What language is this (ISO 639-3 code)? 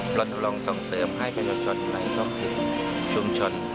tha